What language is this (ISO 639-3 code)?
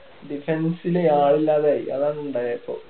mal